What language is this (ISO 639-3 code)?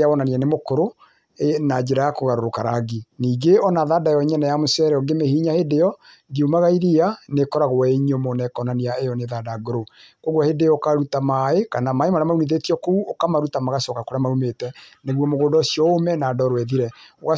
kik